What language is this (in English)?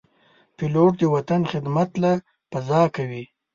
Pashto